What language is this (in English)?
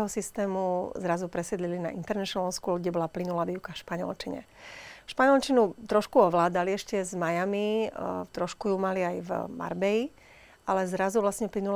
Slovak